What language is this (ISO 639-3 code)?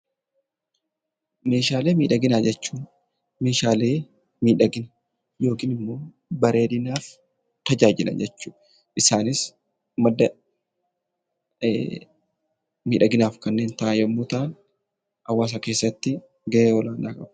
orm